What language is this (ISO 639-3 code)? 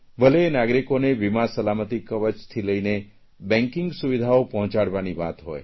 guj